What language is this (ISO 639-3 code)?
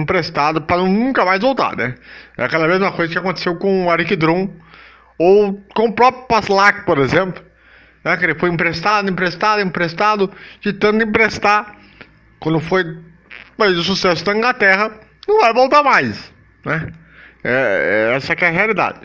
por